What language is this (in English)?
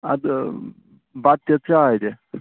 Kashmiri